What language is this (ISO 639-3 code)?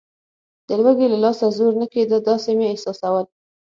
pus